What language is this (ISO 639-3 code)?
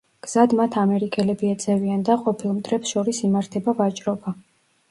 kat